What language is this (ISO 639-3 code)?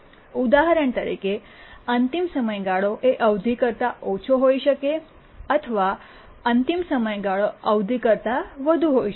guj